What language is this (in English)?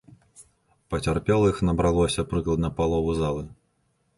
Belarusian